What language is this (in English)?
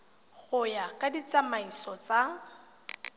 Tswana